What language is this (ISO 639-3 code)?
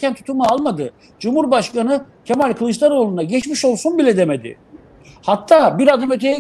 tur